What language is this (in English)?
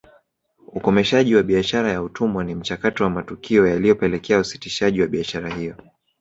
Swahili